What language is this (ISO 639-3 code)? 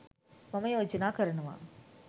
sin